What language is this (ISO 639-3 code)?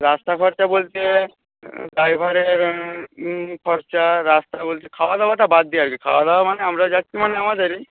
ben